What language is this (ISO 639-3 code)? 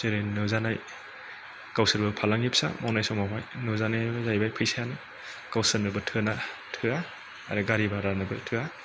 brx